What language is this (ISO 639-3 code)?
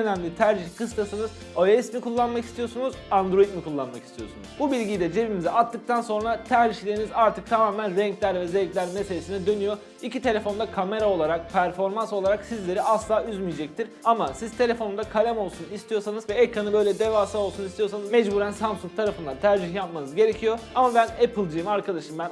tur